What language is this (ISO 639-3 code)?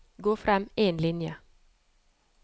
nor